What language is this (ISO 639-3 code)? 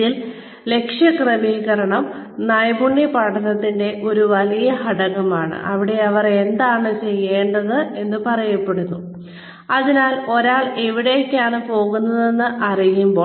mal